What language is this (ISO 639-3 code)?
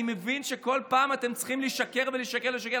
heb